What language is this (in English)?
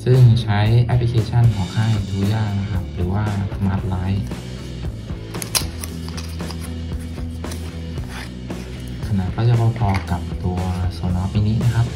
Thai